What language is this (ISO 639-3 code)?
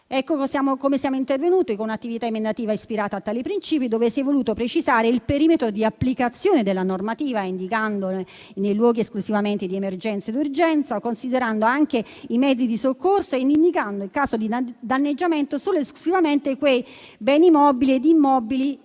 ita